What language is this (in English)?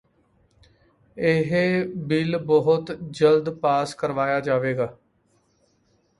Punjabi